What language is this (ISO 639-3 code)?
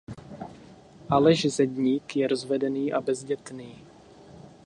ces